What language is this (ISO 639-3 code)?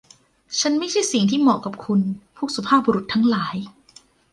tha